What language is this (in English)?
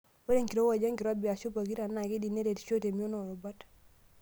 Masai